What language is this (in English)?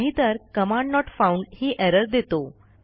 Marathi